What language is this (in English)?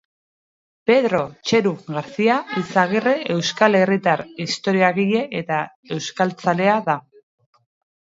Basque